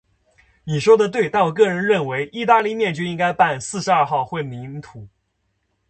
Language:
Chinese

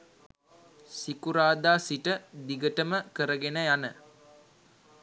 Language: Sinhala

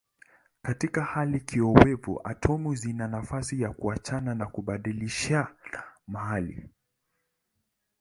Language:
Swahili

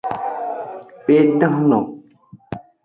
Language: Aja (Benin)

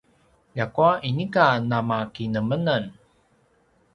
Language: Paiwan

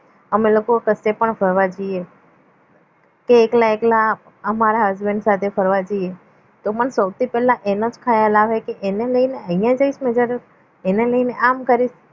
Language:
Gujarati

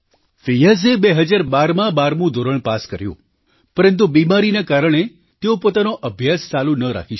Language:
Gujarati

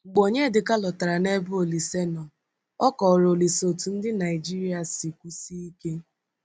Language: Igbo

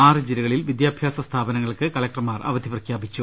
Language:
Malayalam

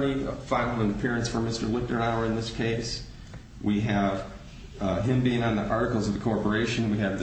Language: English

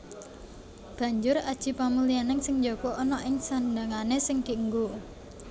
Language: Javanese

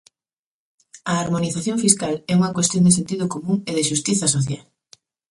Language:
Galician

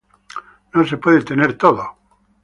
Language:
Spanish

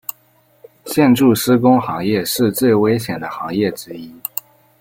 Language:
Chinese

